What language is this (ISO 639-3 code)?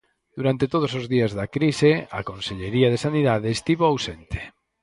glg